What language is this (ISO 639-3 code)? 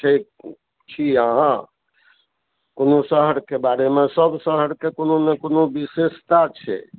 mai